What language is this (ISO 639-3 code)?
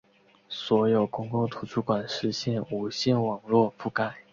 zho